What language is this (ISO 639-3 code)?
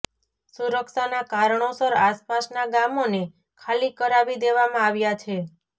guj